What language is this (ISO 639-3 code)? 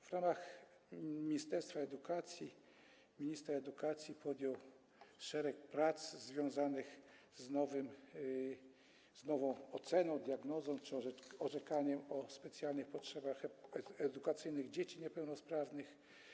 pol